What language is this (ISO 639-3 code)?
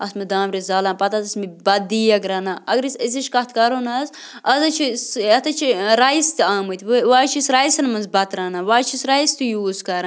kas